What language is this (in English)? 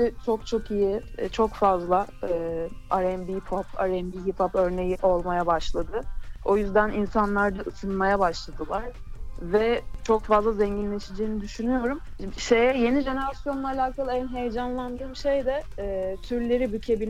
Turkish